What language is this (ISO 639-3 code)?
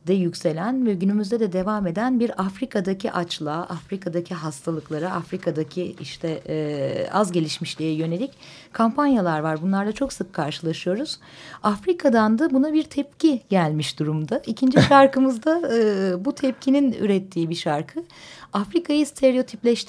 tur